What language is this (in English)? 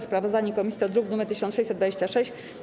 Polish